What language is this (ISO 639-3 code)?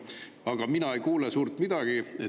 est